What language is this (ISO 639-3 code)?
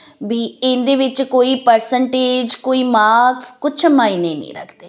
pan